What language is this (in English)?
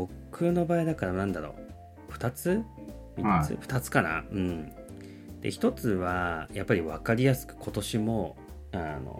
Japanese